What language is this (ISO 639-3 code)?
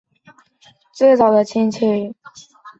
zho